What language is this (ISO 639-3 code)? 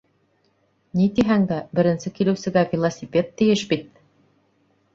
bak